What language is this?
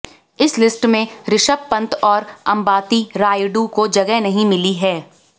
Hindi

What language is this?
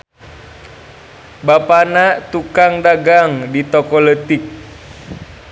Sundanese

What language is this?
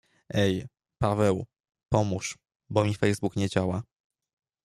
Polish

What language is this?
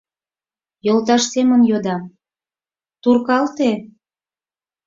Mari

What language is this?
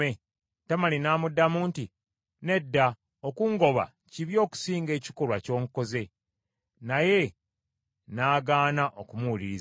Ganda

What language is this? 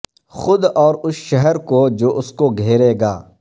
Urdu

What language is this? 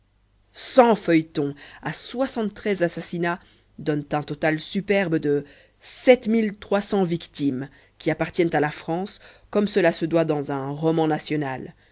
French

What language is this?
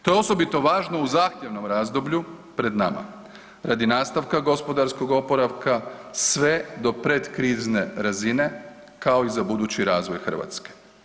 Croatian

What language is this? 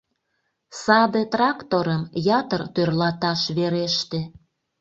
Mari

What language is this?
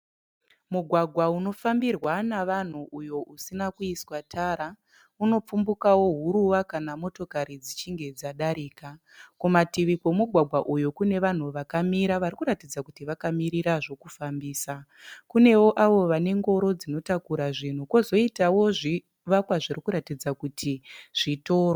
Shona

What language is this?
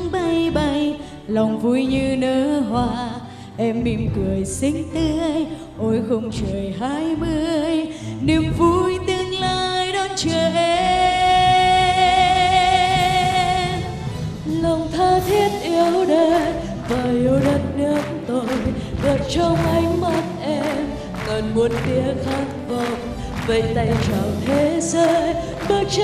Vietnamese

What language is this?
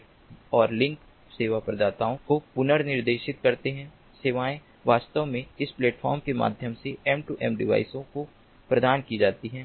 Hindi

